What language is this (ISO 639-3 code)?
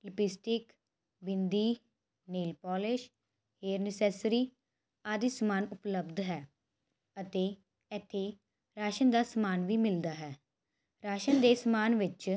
pan